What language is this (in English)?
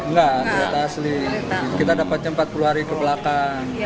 Indonesian